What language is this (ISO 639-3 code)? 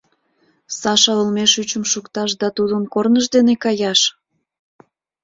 chm